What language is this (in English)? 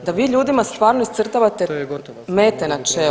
Croatian